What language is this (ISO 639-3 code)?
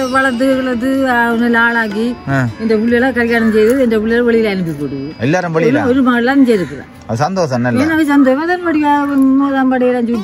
ind